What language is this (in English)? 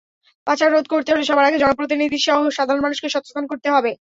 Bangla